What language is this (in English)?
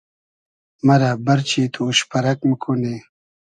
Hazaragi